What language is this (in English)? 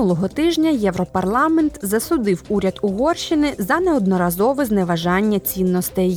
Ukrainian